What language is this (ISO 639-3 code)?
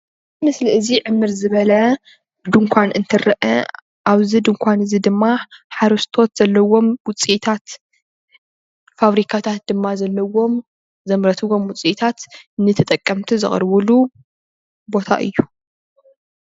tir